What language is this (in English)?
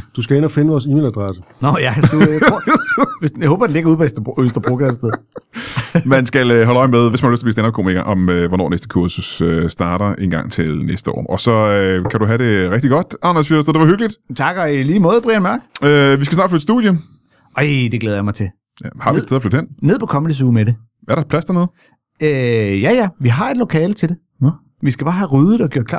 Danish